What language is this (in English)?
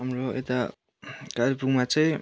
Nepali